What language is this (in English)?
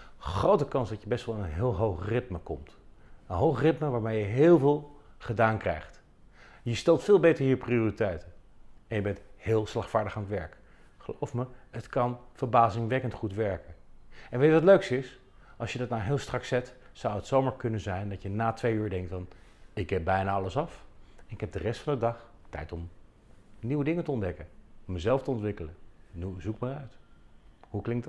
Dutch